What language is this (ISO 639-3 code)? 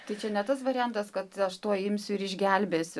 lit